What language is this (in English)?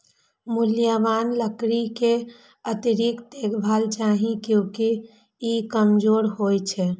Maithili